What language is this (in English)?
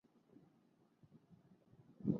Bangla